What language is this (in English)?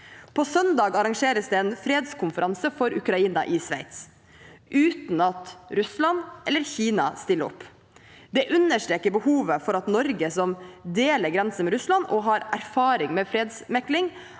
Norwegian